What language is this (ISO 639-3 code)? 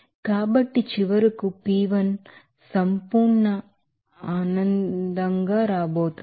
tel